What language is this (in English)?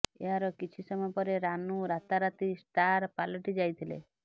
Odia